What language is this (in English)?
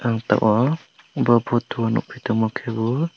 Kok Borok